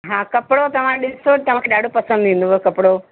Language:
Sindhi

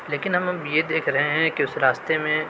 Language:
Urdu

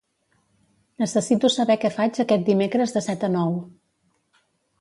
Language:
Catalan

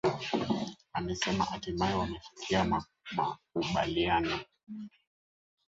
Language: Swahili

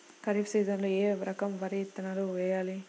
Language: Telugu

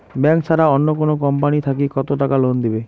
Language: Bangla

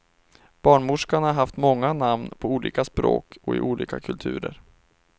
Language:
Swedish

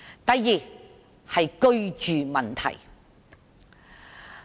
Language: Cantonese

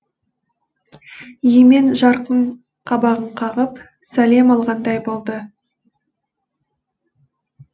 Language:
Kazakh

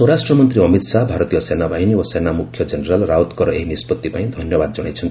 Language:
Odia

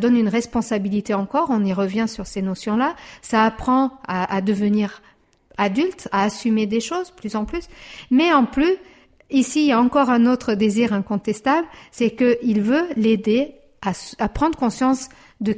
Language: French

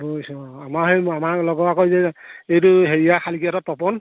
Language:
Assamese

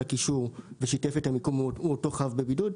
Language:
Hebrew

